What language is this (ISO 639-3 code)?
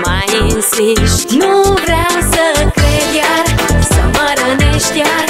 ces